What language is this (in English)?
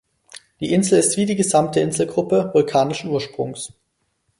German